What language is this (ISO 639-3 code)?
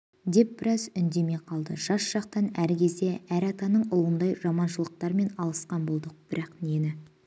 kaz